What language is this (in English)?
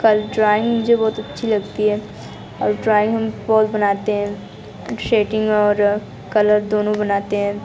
Hindi